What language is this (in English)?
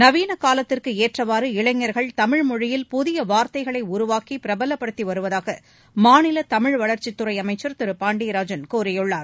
Tamil